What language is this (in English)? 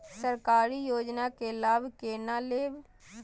Maithili